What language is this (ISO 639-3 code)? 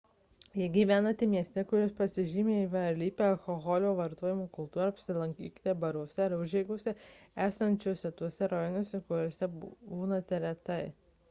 lit